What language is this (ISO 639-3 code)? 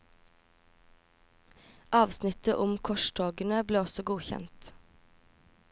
nor